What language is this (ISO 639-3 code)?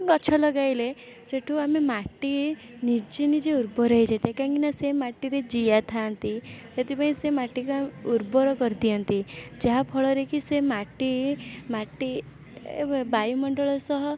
ori